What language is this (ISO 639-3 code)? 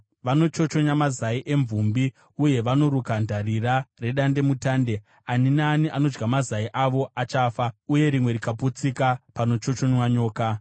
sna